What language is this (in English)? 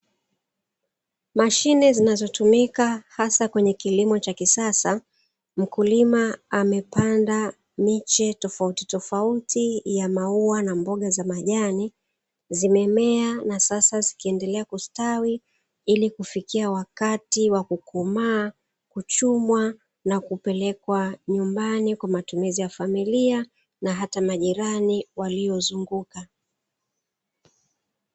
Swahili